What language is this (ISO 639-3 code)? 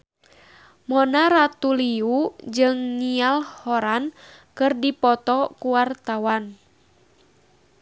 sun